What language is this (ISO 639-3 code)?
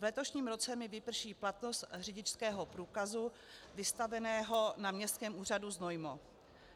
ces